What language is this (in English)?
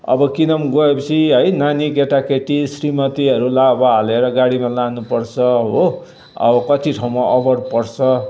Nepali